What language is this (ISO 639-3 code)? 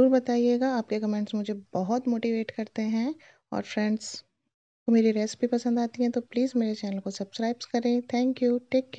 hin